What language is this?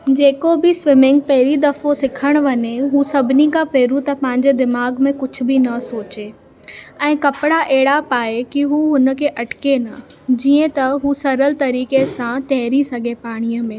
Sindhi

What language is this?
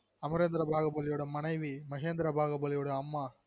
Tamil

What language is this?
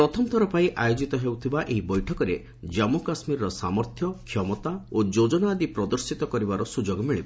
Odia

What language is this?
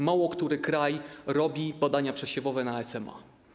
Polish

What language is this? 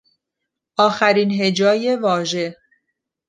Persian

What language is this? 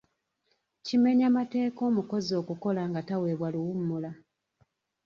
Ganda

